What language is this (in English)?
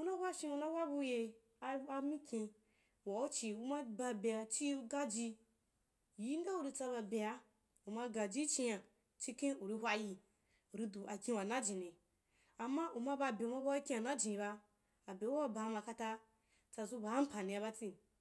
Wapan